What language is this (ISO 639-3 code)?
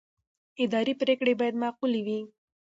pus